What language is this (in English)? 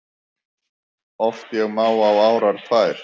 Icelandic